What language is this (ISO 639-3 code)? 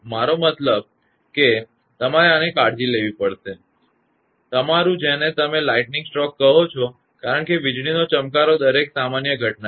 guj